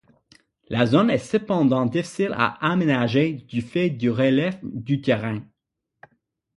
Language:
French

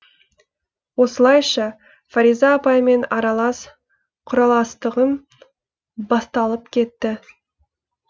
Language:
Kazakh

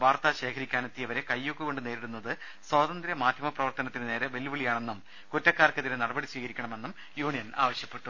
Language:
Malayalam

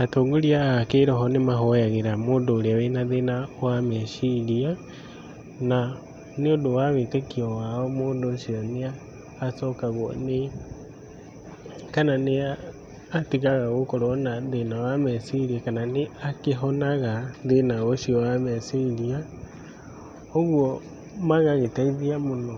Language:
Kikuyu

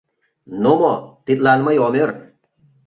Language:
Mari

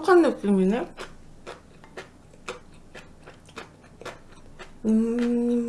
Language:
Korean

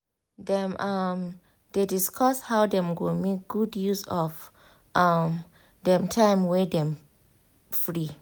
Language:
Nigerian Pidgin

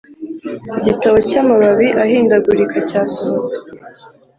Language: Kinyarwanda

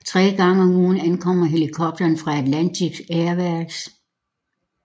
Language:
Danish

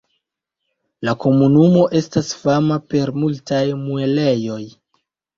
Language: Esperanto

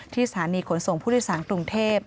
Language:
Thai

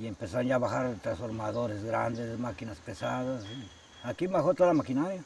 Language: Spanish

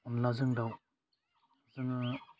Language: Bodo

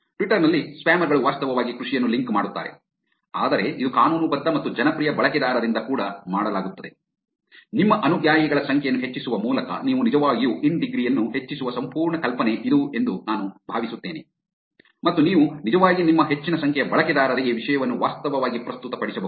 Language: Kannada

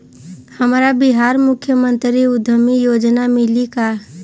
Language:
Bhojpuri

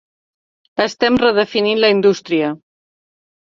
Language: Catalan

